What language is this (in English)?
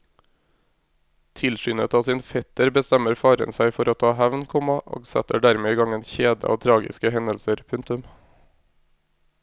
Norwegian